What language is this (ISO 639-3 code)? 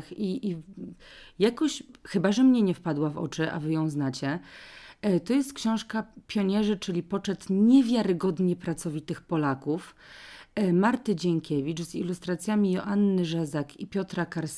pol